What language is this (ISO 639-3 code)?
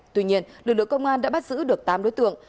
vie